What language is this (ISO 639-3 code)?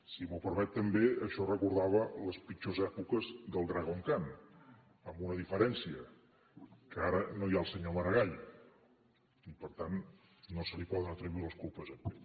cat